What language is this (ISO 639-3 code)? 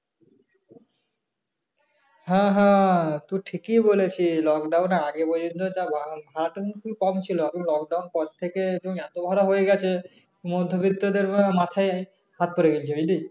ben